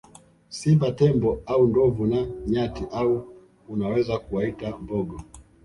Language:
Swahili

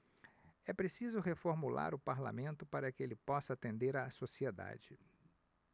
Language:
Portuguese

